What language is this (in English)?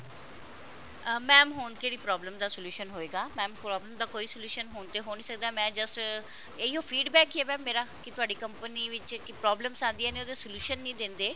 Punjabi